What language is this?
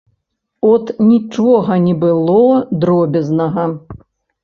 Belarusian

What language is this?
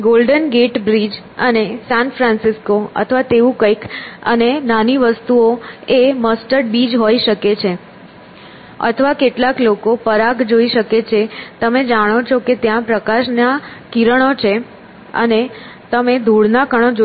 Gujarati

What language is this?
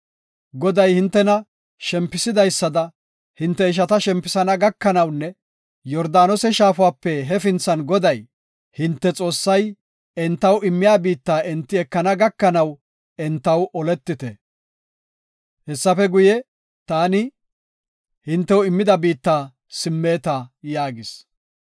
Gofa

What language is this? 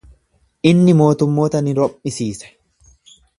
Oromo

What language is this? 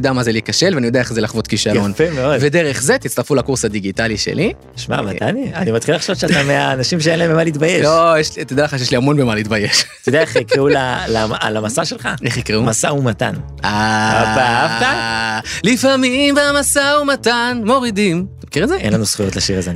Hebrew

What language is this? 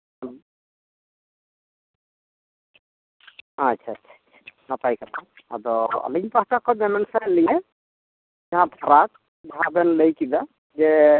Santali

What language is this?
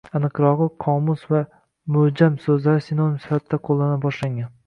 Uzbek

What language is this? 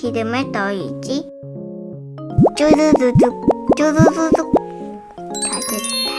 Korean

